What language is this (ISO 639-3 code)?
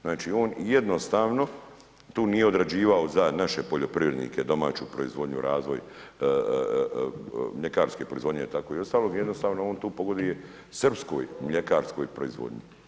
hrv